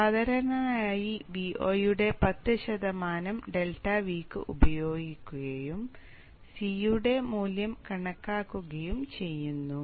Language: Malayalam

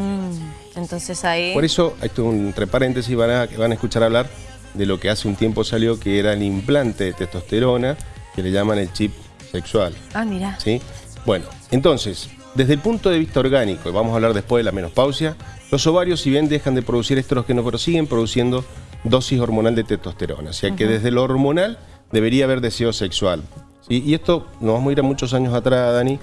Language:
Spanish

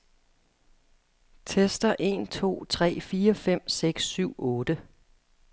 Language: Danish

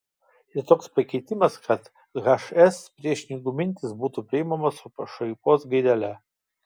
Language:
Lithuanian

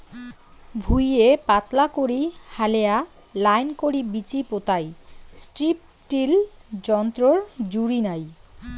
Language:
Bangla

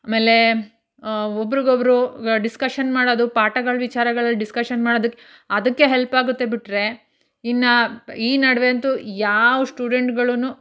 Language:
Kannada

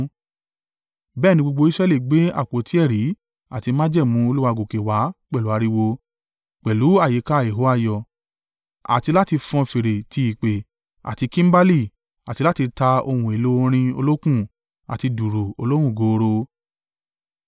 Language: Yoruba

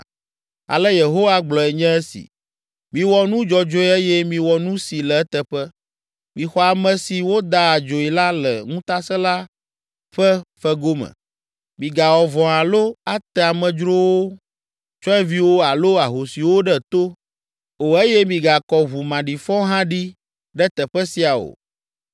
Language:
Ewe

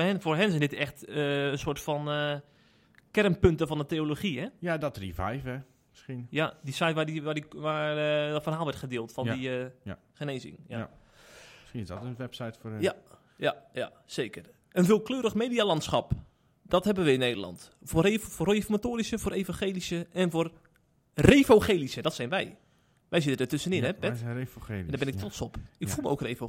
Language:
Dutch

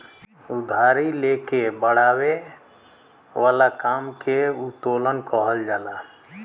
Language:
Bhojpuri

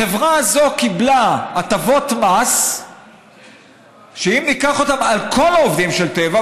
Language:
Hebrew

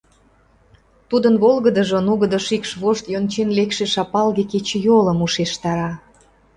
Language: Mari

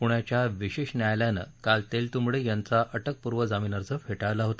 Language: Marathi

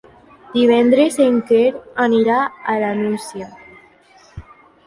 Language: Catalan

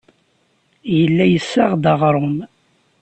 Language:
Kabyle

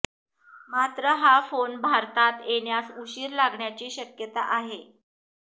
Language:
Marathi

